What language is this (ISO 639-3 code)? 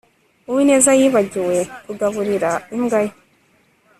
kin